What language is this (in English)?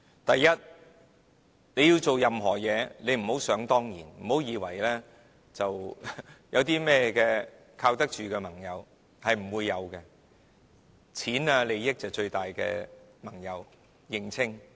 Cantonese